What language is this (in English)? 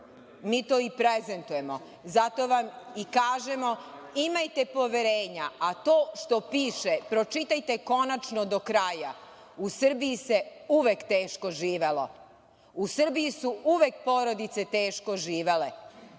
Serbian